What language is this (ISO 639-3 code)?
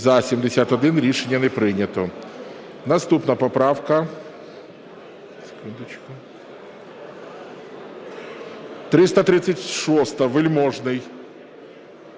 ukr